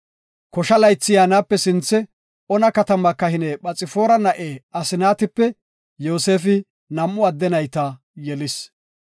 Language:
Gofa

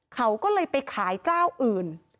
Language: Thai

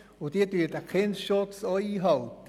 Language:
Swiss German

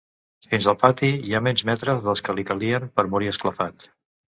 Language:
Catalan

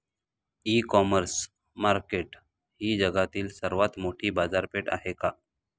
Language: Marathi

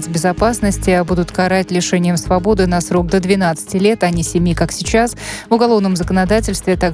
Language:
Russian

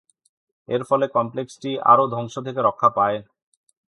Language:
Bangla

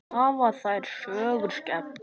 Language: Icelandic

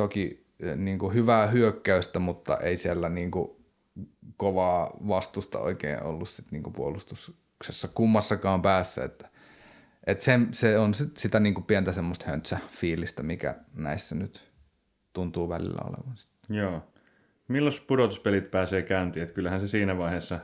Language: Finnish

